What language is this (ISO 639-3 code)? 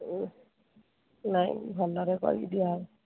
ori